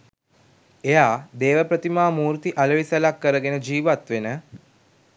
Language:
Sinhala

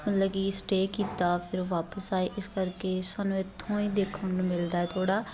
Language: Punjabi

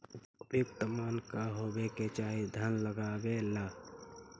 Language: Magahi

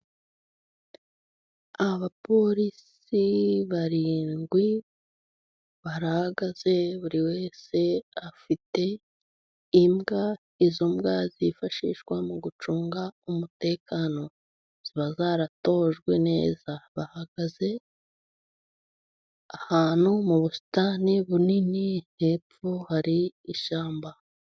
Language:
Kinyarwanda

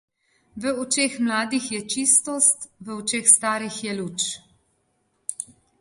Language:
Slovenian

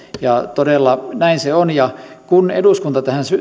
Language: Finnish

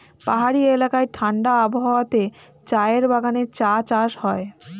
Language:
Bangla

